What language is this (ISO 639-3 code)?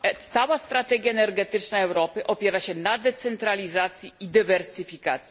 pol